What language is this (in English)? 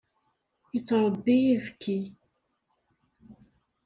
Kabyle